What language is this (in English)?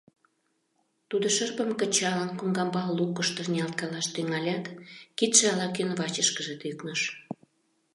Mari